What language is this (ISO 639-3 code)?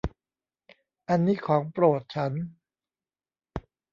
tha